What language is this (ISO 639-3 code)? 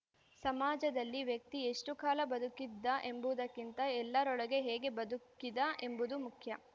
kan